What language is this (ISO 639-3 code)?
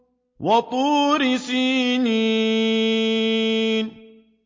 ara